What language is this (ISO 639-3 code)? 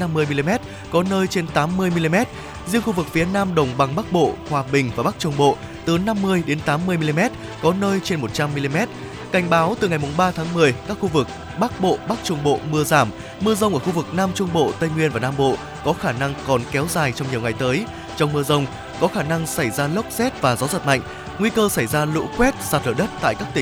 vie